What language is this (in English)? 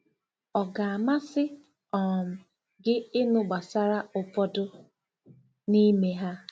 Igbo